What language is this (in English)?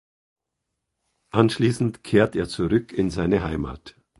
German